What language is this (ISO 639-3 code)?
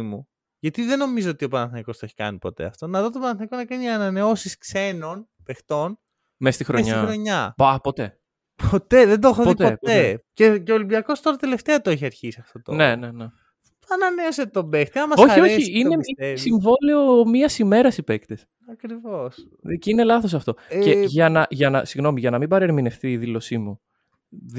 ell